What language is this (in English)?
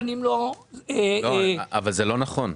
Hebrew